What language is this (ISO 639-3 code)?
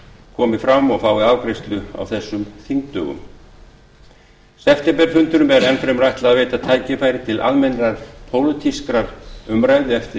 isl